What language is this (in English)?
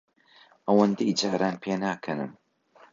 Central Kurdish